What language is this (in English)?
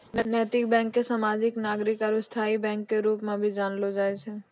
Maithili